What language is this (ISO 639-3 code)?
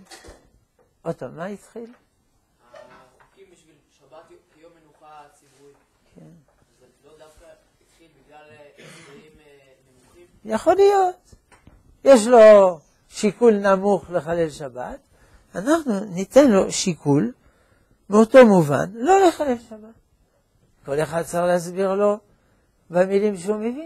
heb